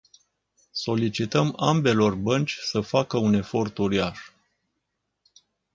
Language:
Romanian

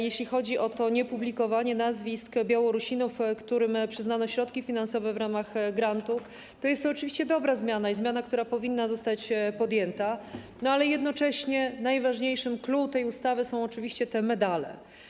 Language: Polish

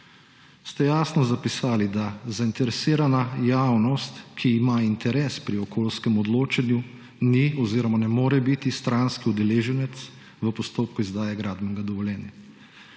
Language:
Slovenian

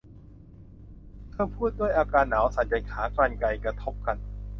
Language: Thai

